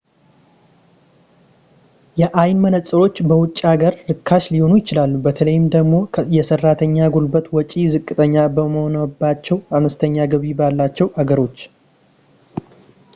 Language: Amharic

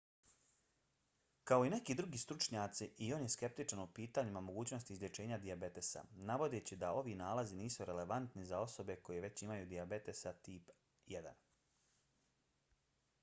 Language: Bosnian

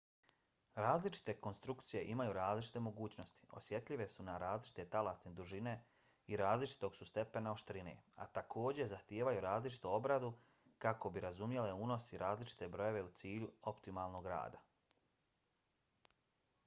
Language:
Bosnian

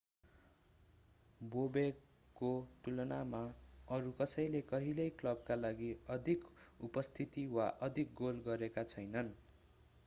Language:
Nepali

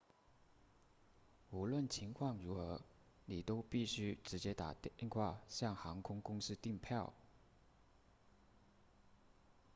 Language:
Chinese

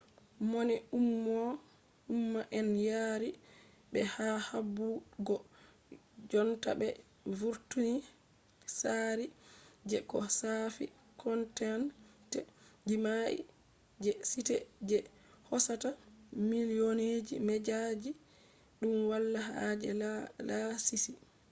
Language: Fula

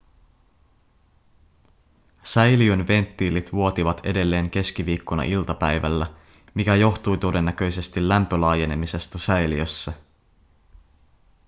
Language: Finnish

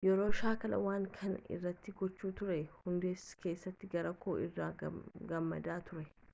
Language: Oromo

